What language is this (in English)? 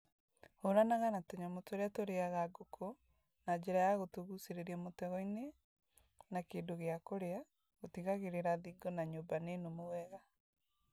Kikuyu